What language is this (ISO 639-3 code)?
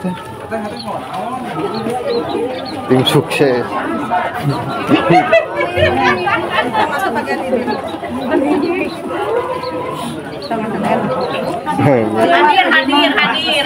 ind